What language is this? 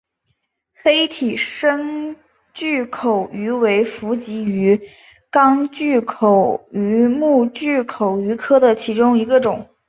Chinese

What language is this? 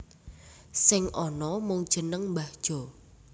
Javanese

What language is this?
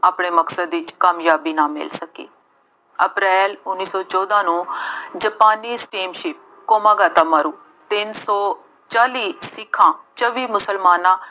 Punjabi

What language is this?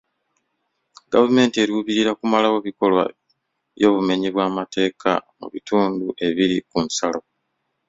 Ganda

